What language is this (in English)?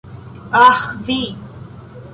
Esperanto